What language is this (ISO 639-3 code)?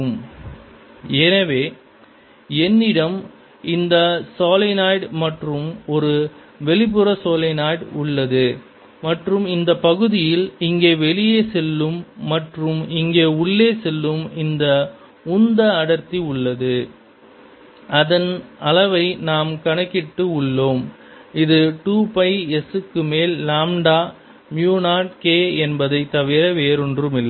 tam